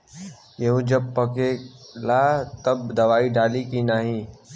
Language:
Bhojpuri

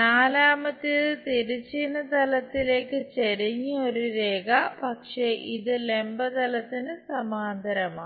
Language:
Malayalam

